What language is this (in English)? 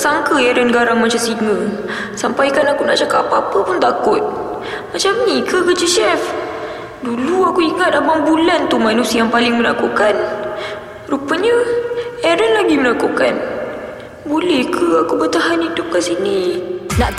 Malay